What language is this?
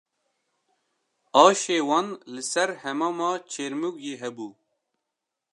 Kurdish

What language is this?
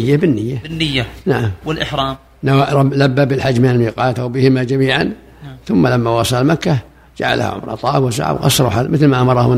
Arabic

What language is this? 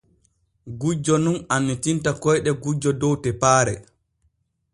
Borgu Fulfulde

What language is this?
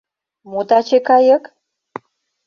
Mari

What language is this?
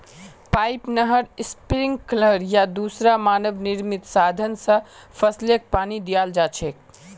Magahi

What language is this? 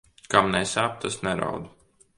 Latvian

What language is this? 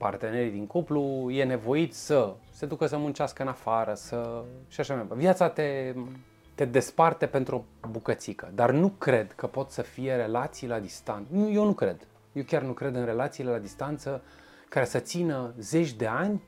Romanian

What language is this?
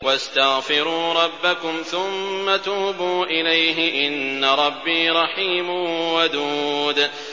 Arabic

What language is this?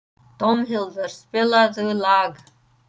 Icelandic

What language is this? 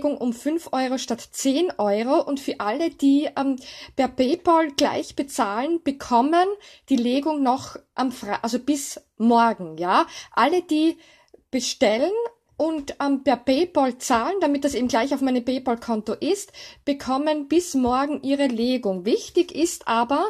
German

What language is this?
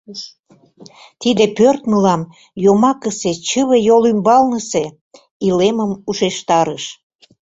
Mari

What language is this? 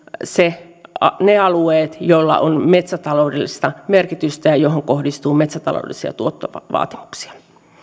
Finnish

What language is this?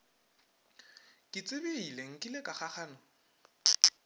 Northern Sotho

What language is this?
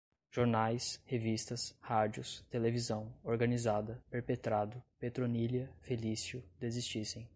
Portuguese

